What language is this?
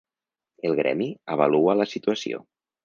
Catalan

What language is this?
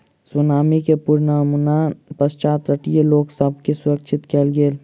Maithili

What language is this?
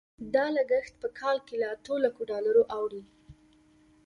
Pashto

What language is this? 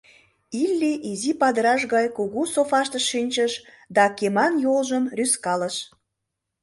Mari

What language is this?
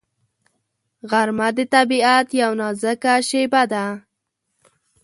Pashto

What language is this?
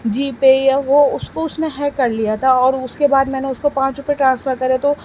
Urdu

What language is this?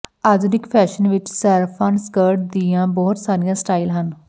Punjabi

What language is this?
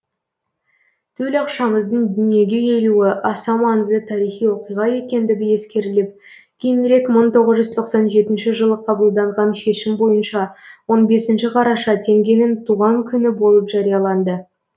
Kazakh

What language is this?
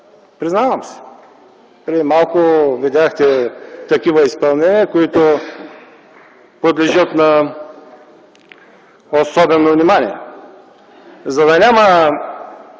Bulgarian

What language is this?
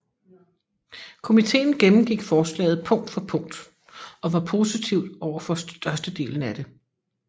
Danish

